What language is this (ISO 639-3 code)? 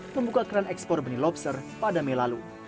ind